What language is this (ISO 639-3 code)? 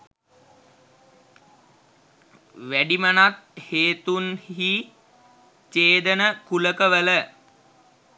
sin